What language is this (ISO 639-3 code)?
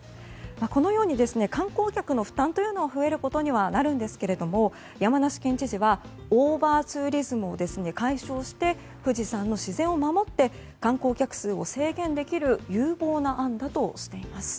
jpn